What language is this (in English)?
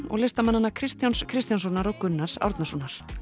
Icelandic